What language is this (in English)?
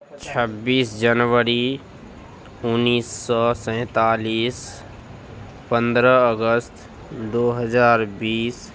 Urdu